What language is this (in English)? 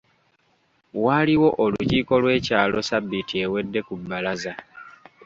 Ganda